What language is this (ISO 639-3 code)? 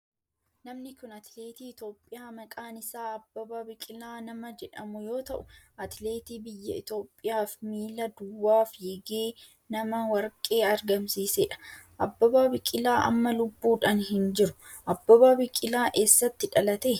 orm